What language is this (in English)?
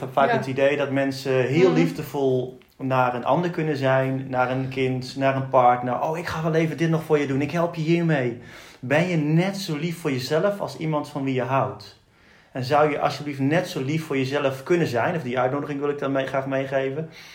Dutch